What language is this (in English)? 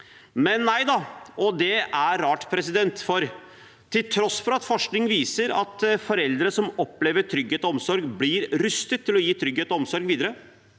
Norwegian